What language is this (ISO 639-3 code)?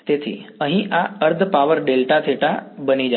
guj